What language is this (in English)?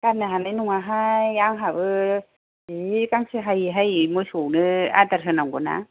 Bodo